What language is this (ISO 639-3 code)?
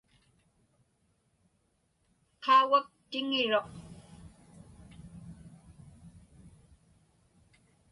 ipk